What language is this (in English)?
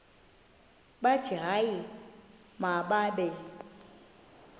Xhosa